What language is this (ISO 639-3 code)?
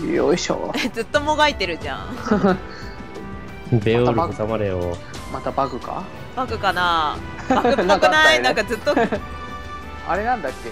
jpn